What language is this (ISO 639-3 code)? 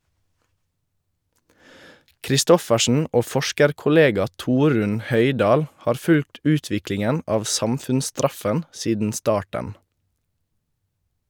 nor